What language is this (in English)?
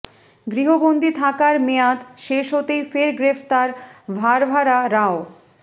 Bangla